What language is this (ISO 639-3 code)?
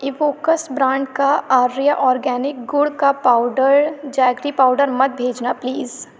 urd